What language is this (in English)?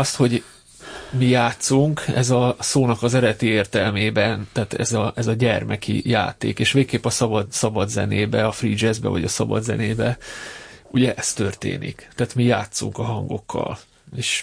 Hungarian